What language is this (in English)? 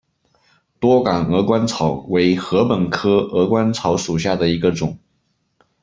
Chinese